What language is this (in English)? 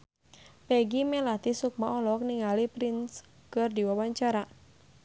Sundanese